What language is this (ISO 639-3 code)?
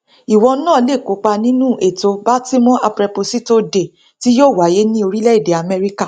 yor